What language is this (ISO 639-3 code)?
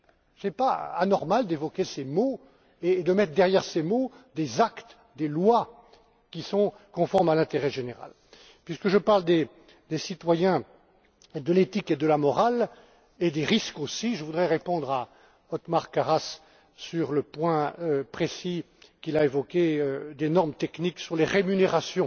fra